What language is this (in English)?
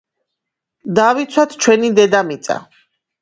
Georgian